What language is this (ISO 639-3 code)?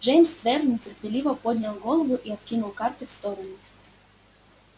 rus